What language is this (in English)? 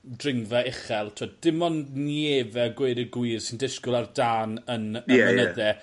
Welsh